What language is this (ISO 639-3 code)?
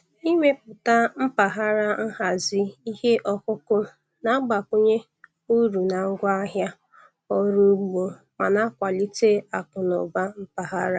ibo